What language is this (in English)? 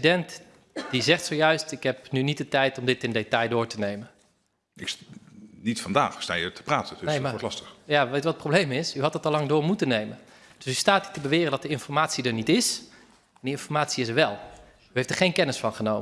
Dutch